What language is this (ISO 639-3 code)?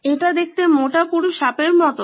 ben